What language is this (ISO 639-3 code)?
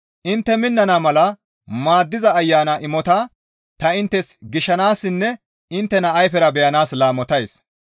gmv